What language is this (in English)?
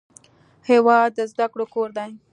Pashto